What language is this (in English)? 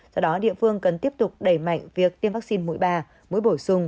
Vietnamese